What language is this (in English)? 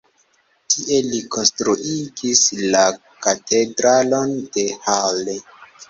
Esperanto